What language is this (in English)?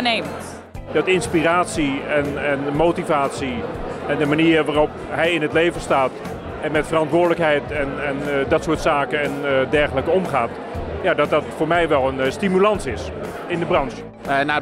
Dutch